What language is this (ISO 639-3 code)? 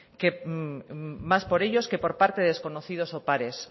spa